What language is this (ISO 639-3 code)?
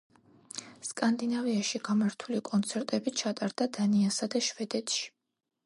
kat